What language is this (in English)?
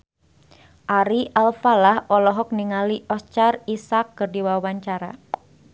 Sundanese